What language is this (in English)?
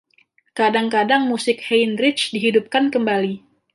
Indonesian